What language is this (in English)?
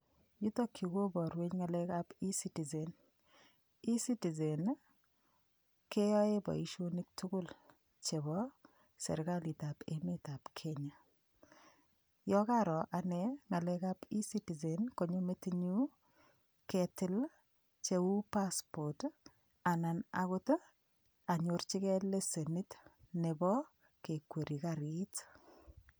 Kalenjin